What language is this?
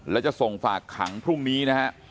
Thai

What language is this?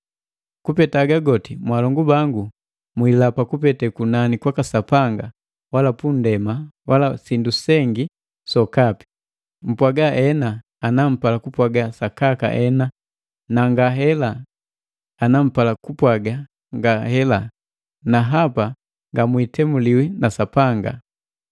Matengo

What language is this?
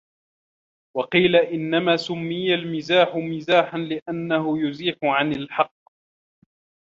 Arabic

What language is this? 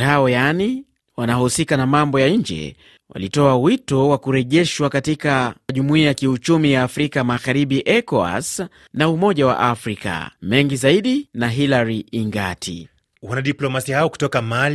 Swahili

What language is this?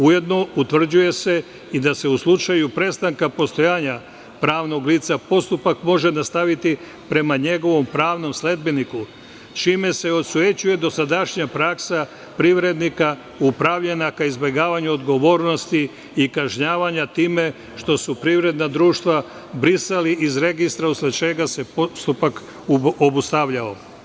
Serbian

